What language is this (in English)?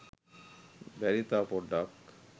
Sinhala